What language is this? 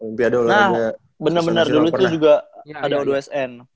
Indonesian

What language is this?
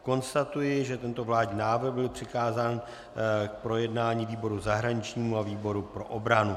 Czech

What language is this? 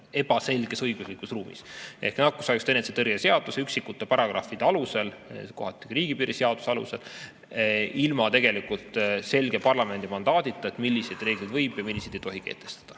Estonian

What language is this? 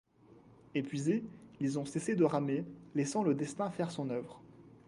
French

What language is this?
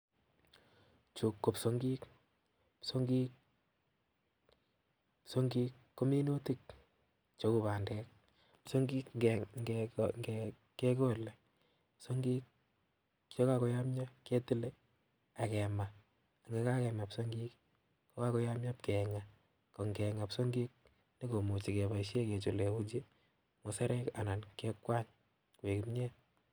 Kalenjin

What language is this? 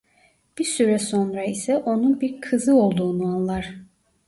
Turkish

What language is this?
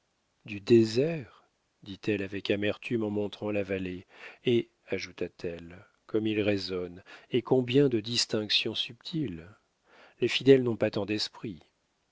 French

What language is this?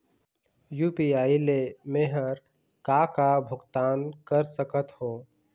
Chhattisgarhi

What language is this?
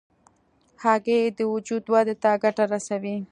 Pashto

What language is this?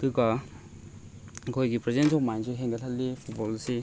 Manipuri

